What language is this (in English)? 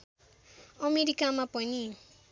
Nepali